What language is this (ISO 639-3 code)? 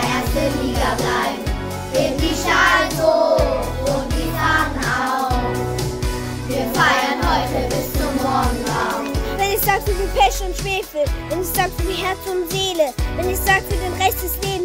deu